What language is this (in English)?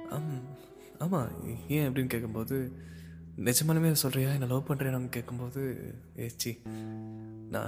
Tamil